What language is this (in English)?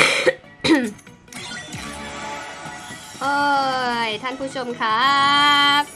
Thai